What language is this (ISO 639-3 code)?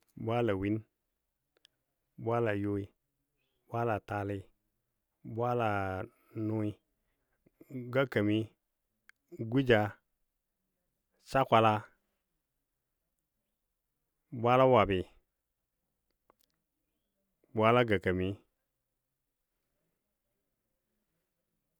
dbd